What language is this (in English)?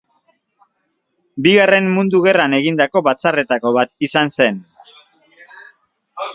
Basque